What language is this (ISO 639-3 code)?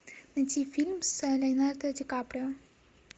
rus